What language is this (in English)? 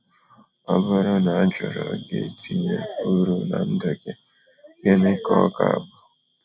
Igbo